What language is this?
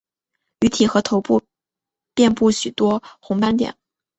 Chinese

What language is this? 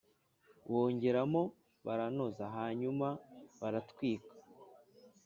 Kinyarwanda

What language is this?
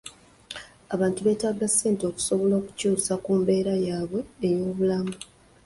Ganda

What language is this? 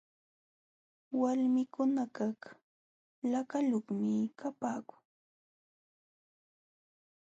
Jauja Wanca Quechua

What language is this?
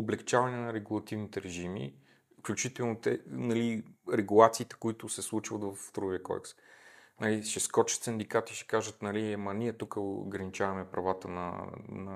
Bulgarian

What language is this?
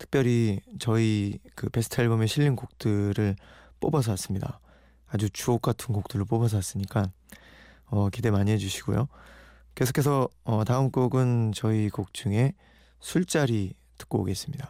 Korean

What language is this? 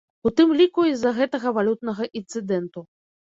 Belarusian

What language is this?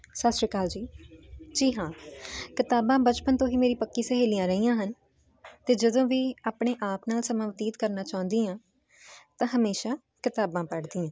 Punjabi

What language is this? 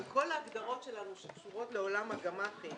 Hebrew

